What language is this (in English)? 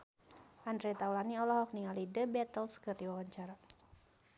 Sundanese